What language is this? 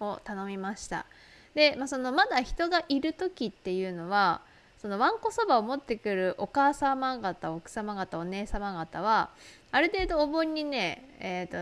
Japanese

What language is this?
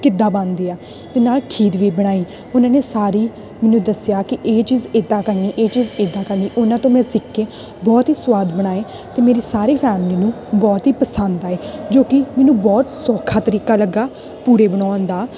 Punjabi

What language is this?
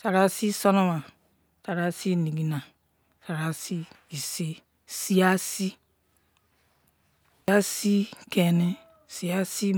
Izon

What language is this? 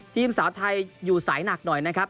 Thai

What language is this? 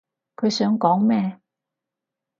Cantonese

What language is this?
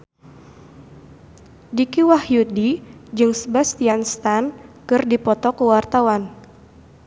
Sundanese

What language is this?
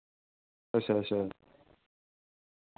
Dogri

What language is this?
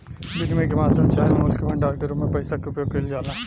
Bhojpuri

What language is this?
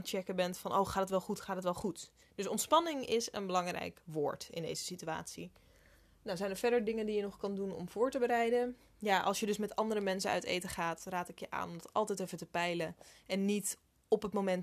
Dutch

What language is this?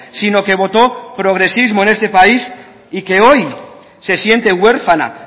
Spanish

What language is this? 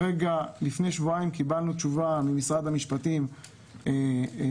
Hebrew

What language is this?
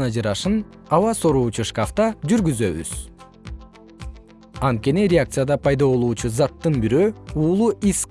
Kyrgyz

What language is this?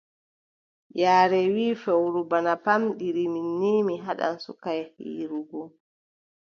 Adamawa Fulfulde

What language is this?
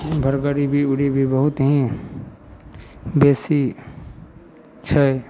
Maithili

